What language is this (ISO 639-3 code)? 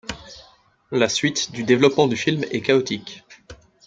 fra